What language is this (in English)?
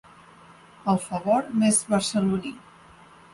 Catalan